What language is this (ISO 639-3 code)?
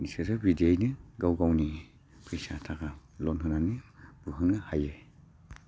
brx